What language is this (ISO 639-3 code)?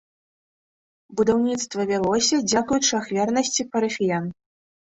bel